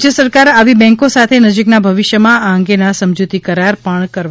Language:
Gujarati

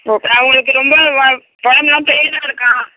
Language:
Tamil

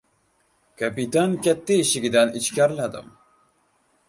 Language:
Uzbek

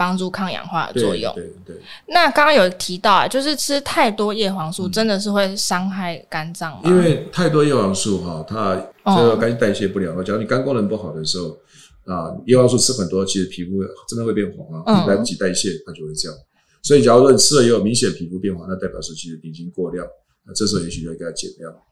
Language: Chinese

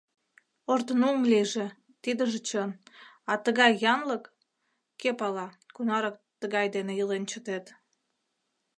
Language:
Mari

